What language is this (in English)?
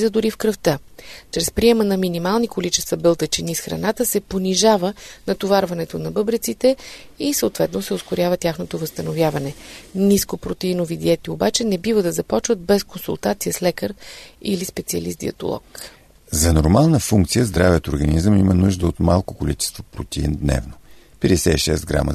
Bulgarian